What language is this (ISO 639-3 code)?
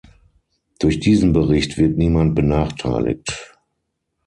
deu